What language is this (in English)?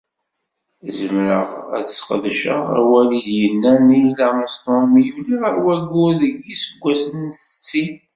Kabyle